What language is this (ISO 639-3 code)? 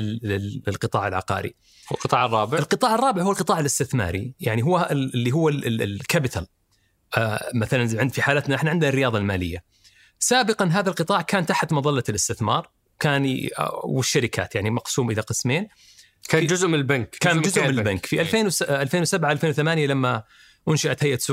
ara